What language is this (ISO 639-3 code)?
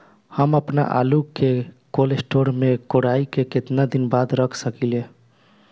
bho